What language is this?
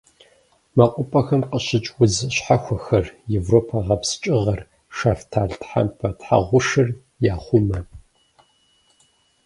Kabardian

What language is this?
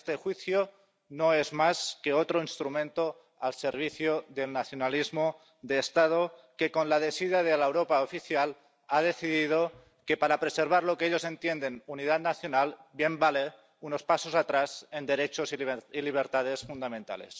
Spanish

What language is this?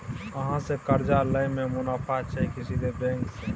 Maithili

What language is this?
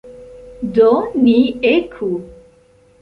Esperanto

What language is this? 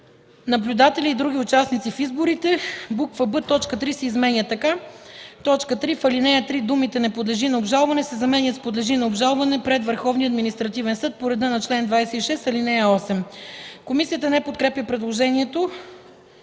Bulgarian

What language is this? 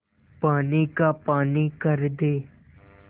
Hindi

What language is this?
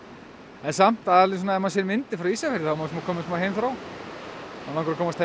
Icelandic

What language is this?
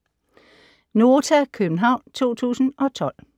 Danish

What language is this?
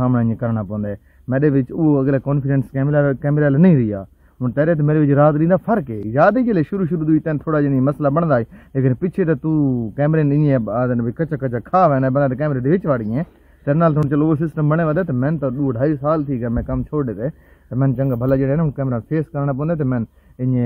Punjabi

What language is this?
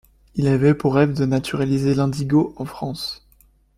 French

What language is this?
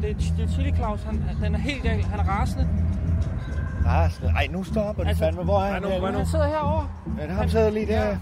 Danish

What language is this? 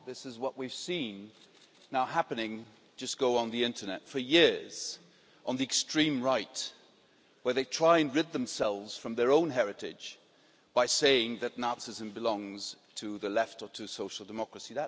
English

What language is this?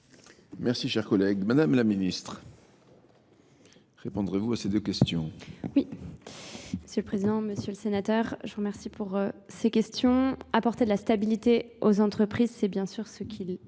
French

